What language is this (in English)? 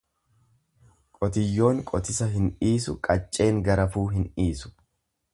Oromo